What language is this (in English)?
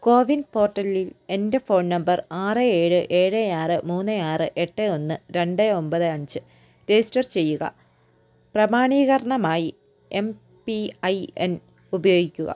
Malayalam